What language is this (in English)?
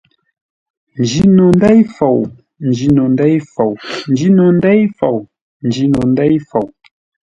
Ngombale